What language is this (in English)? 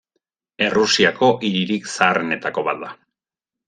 Basque